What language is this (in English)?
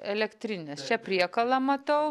Lithuanian